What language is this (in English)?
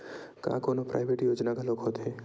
Chhattisgarhi